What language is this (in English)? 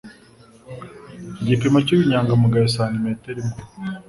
Kinyarwanda